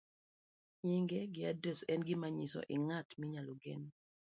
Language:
Luo (Kenya and Tanzania)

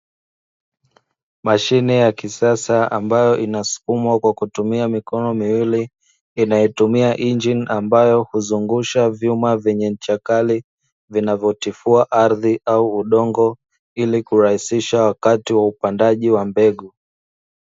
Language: Swahili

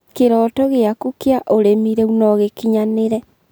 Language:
Kikuyu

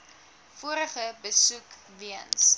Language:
Afrikaans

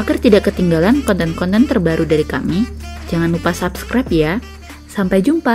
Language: Indonesian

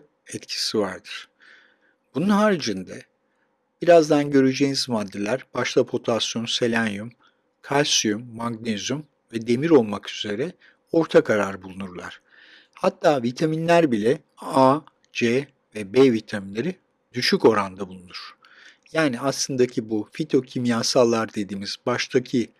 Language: Turkish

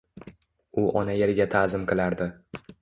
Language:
Uzbek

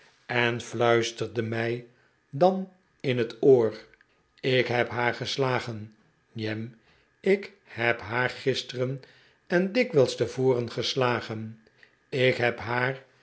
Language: Dutch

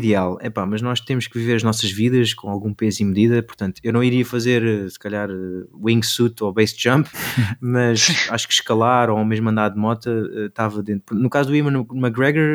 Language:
Portuguese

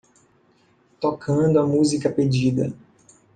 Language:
Portuguese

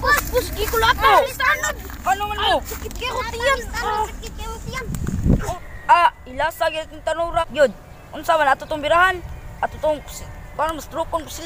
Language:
Thai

